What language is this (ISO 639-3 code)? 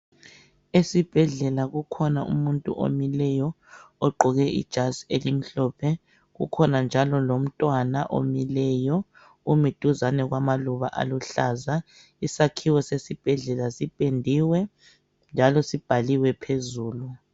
nde